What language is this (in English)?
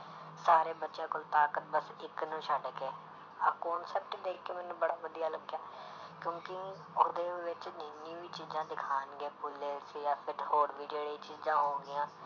Punjabi